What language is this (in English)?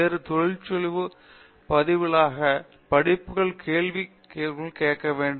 Tamil